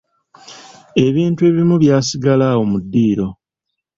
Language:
Ganda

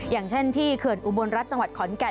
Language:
Thai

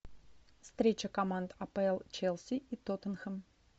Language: Russian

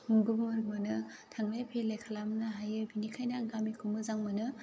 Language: Bodo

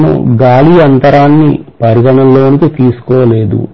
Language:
Telugu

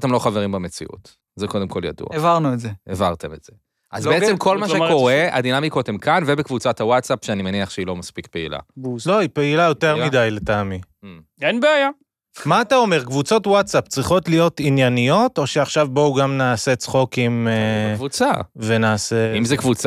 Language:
Hebrew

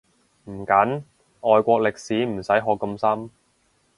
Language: Cantonese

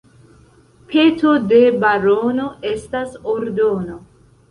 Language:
Esperanto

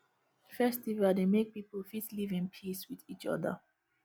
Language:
Nigerian Pidgin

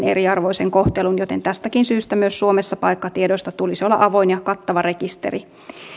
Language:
Finnish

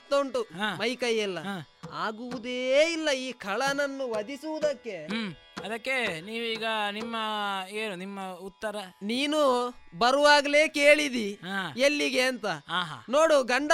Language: Kannada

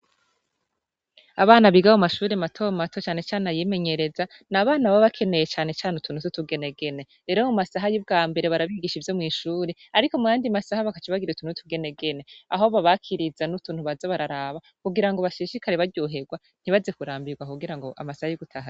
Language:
Rundi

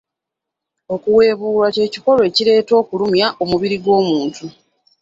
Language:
Ganda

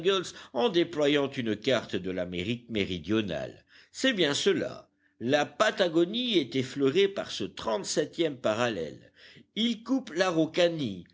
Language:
French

